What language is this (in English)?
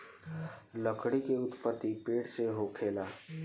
Bhojpuri